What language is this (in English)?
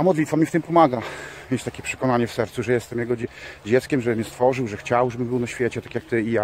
Polish